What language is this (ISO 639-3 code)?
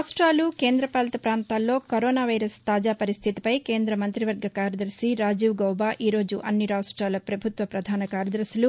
tel